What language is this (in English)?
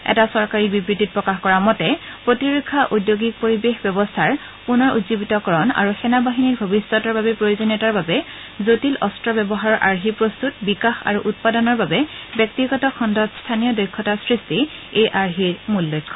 Assamese